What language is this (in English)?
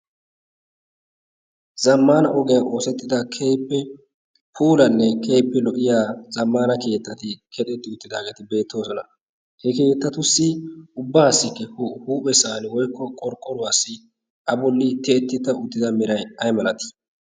Wolaytta